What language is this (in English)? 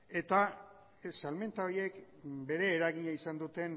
Basque